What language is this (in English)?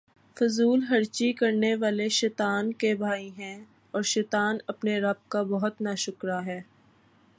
Urdu